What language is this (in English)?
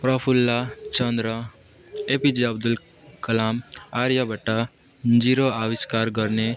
Nepali